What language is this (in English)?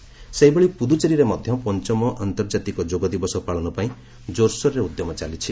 Odia